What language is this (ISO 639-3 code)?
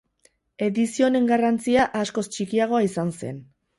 eus